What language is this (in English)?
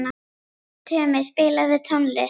Icelandic